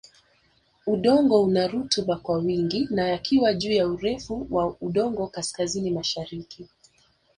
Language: Swahili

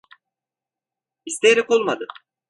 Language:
Turkish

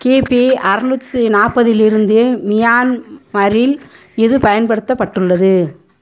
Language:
Tamil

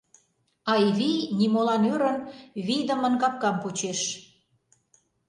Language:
Mari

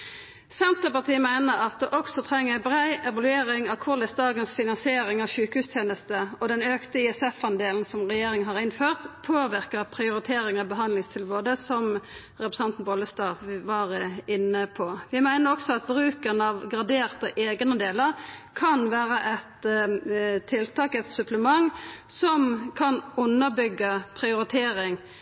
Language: Norwegian Nynorsk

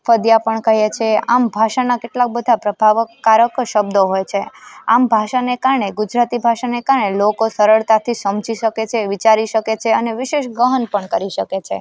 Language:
Gujarati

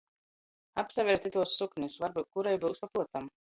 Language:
Latgalian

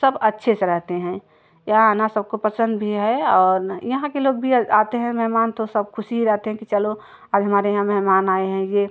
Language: Hindi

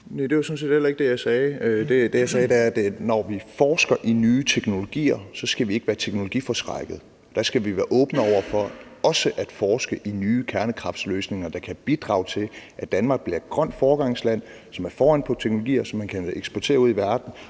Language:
Danish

